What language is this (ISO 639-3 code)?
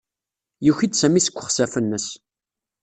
kab